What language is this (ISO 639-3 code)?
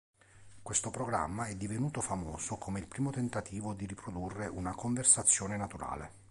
ita